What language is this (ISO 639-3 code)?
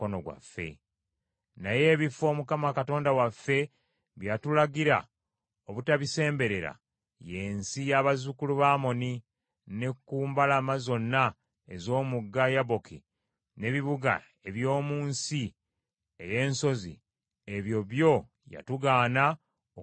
lug